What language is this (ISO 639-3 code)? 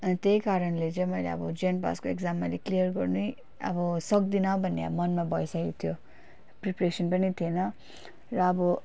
nep